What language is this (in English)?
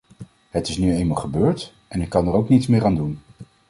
Dutch